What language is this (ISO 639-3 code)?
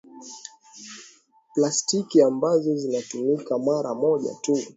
swa